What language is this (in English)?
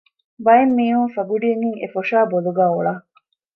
Divehi